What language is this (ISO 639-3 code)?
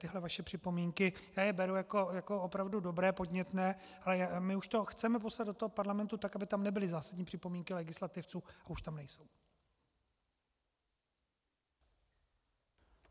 ces